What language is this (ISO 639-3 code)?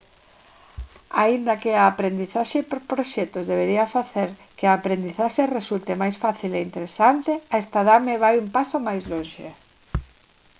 glg